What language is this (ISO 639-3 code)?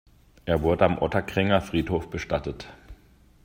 deu